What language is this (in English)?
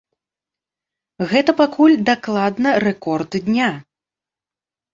Belarusian